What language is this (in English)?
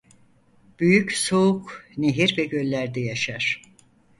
Turkish